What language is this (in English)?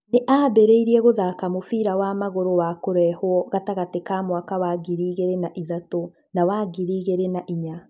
Kikuyu